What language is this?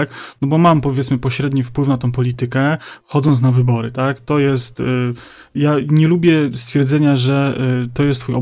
Polish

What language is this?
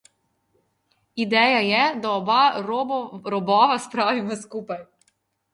Slovenian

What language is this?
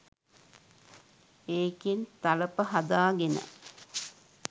Sinhala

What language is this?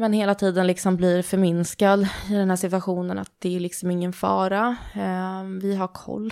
Swedish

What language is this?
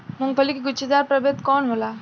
Bhojpuri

